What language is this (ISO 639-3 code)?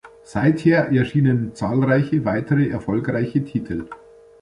deu